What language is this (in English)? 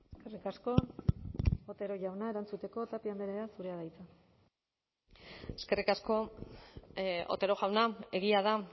Basque